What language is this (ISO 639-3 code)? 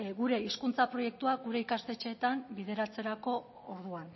eus